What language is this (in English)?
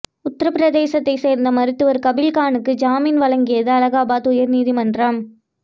Tamil